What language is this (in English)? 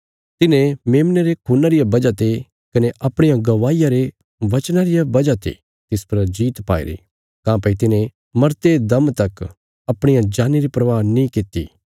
Bilaspuri